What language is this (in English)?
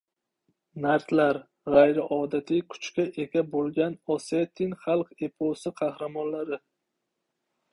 Uzbek